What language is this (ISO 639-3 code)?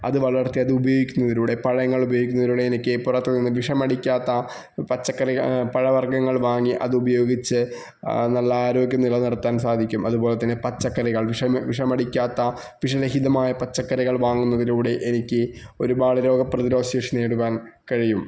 mal